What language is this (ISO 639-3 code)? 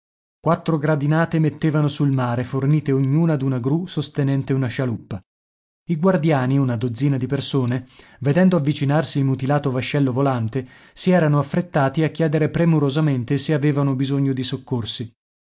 ita